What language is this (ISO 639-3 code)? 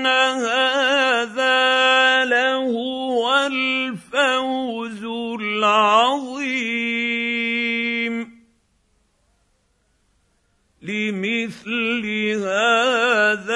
ara